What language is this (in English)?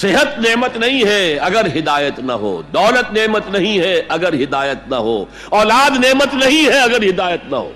Urdu